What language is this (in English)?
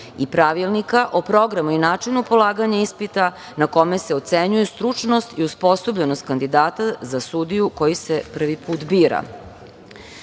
Serbian